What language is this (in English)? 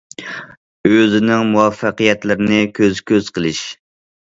Uyghur